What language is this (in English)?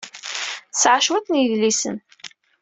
Kabyle